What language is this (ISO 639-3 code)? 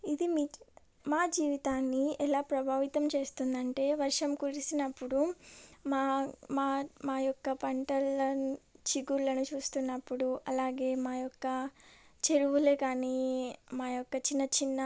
tel